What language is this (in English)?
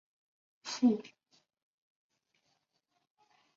Chinese